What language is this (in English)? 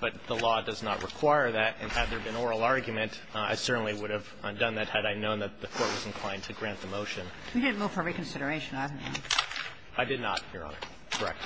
English